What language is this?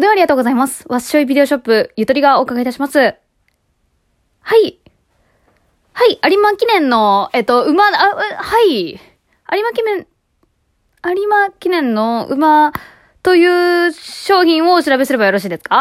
Japanese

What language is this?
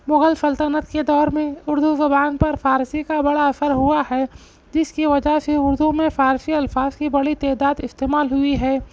Urdu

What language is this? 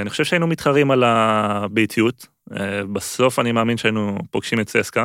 Hebrew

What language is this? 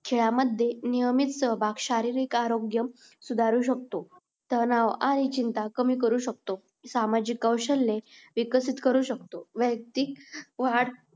Marathi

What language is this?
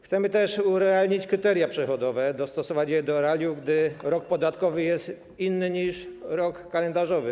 Polish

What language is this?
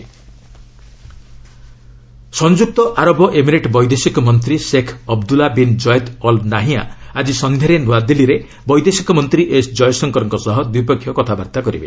Odia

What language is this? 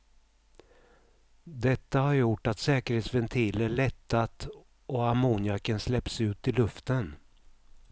Swedish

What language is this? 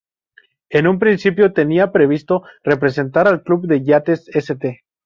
Spanish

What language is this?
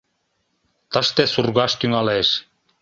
Mari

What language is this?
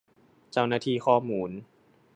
Thai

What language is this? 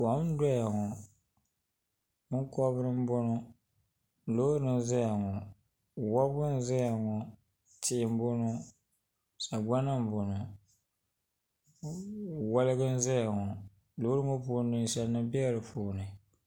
Dagbani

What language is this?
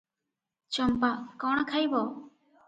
Odia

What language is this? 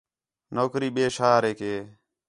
Khetrani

